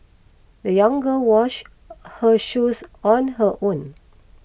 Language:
English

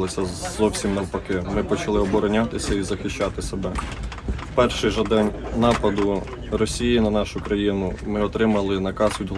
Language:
Ukrainian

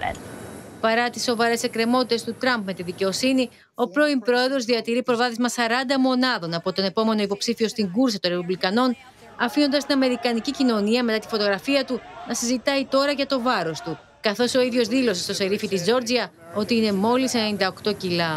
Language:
Greek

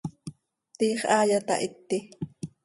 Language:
Seri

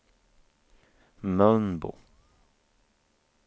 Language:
Swedish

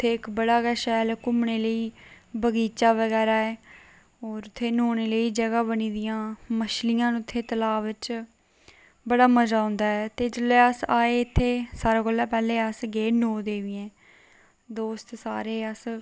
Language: Dogri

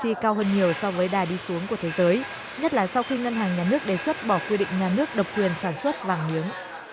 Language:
Vietnamese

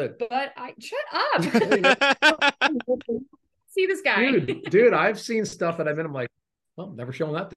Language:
English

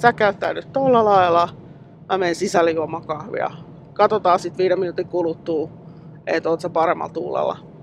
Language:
Finnish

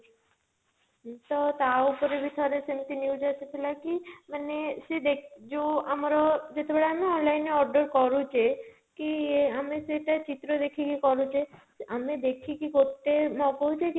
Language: Odia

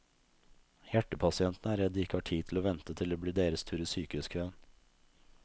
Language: Norwegian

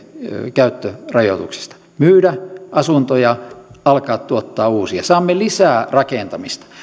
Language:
Finnish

